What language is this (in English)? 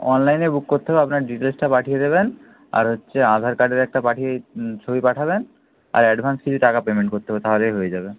Bangla